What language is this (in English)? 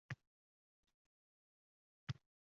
Uzbek